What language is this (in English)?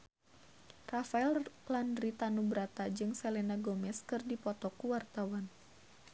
Sundanese